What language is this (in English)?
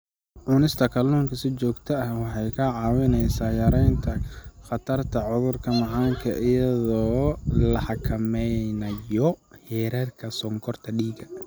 Somali